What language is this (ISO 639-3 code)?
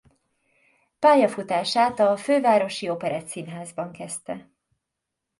hun